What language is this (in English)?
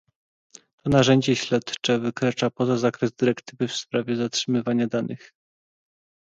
Polish